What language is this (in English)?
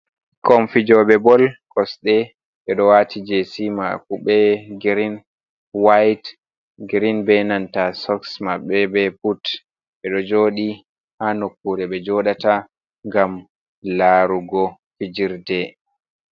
Fula